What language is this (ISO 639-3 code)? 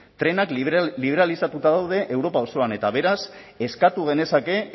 eus